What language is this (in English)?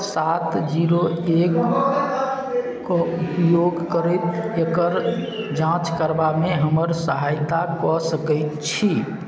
Maithili